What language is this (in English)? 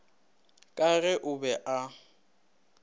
Northern Sotho